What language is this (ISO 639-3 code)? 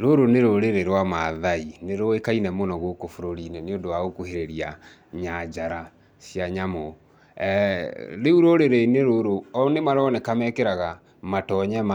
kik